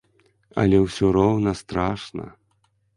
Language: Belarusian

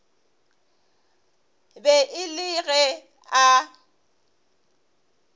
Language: Northern Sotho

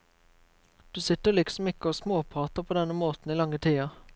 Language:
Norwegian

